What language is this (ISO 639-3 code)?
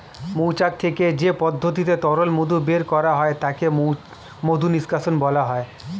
ben